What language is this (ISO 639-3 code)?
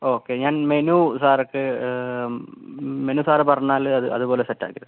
mal